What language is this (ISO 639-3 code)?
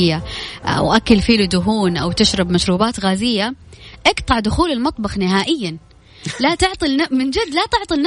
ara